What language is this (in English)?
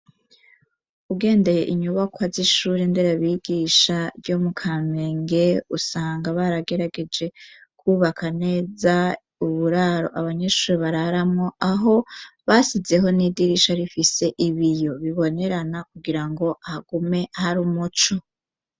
Rundi